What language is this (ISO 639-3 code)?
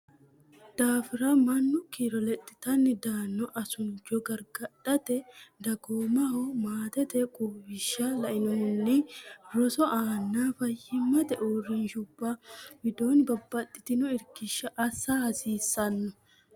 sid